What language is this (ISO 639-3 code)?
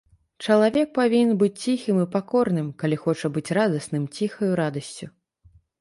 bel